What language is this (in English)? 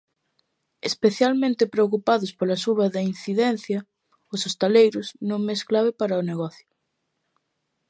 Galician